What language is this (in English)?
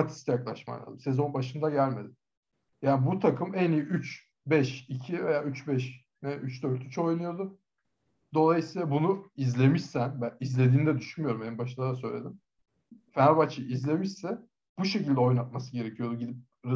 Turkish